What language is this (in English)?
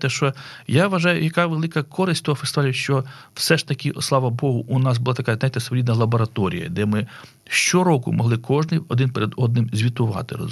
Ukrainian